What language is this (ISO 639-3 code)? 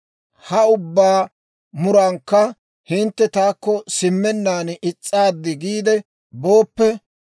dwr